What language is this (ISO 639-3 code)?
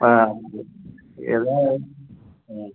tam